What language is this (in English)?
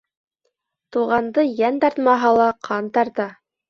Bashkir